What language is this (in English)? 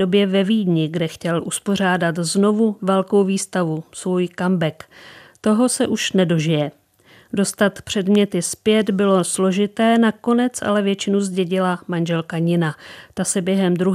Czech